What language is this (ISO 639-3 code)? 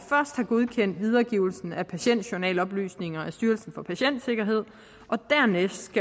dan